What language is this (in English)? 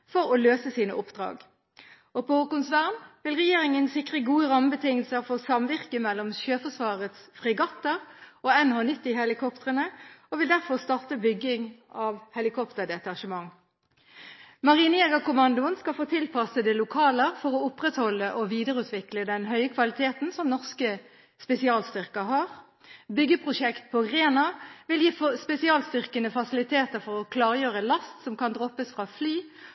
Norwegian Bokmål